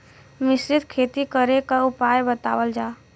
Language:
Bhojpuri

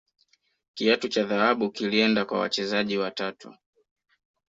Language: Swahili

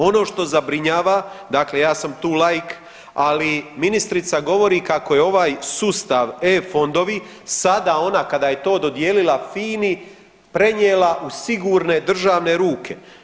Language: Croatian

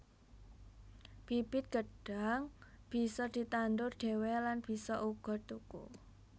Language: Javanese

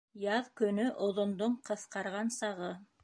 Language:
Bashkir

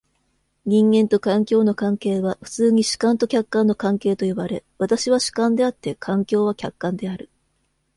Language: Japanese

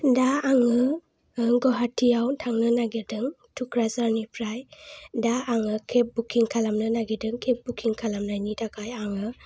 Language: Bodo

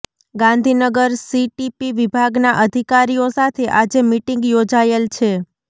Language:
Gujarati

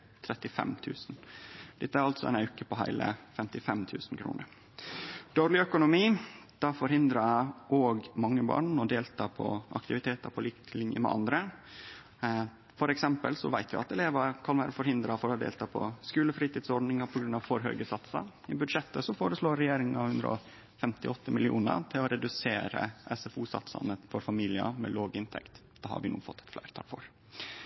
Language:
Norwegian Nynorsk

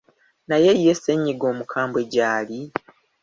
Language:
Ganda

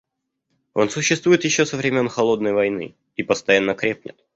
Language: Russian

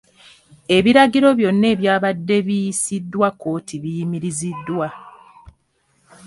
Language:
Ganda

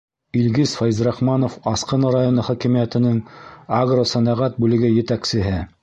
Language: Bashkir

